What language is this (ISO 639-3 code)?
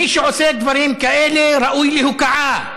heb